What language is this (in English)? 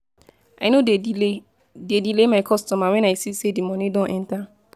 Nigerian Pidgin